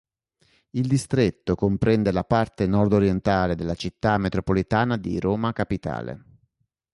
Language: Italian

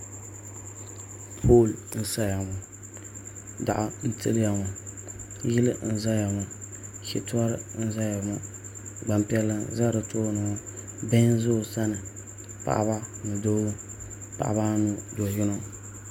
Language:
Dagbani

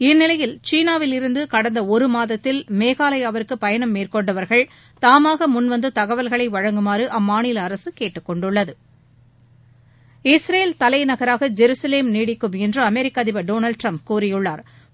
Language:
Tamil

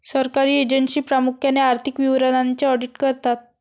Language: Marathi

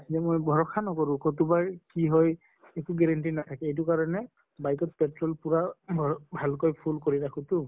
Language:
Assamese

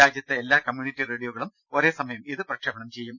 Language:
Malayalam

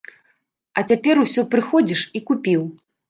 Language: Belarusian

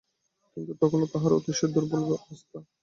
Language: Bangla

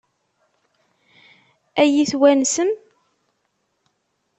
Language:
Kabyle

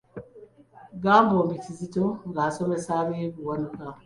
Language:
Ganda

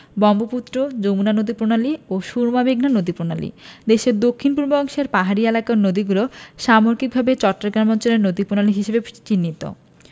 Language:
Bangla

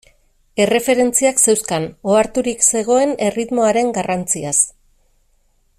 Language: Basque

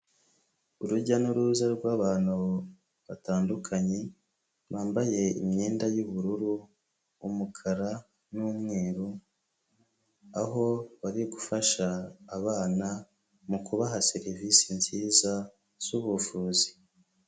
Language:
Kinyarwanda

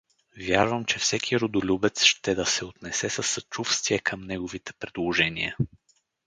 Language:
Bulgarian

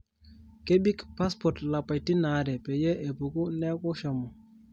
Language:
Masai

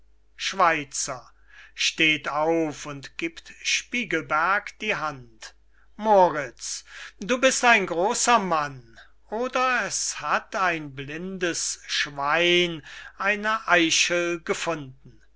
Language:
German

